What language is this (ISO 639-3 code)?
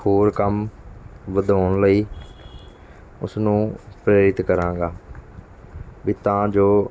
pan